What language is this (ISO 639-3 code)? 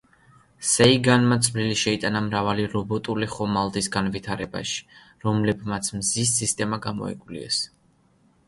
kat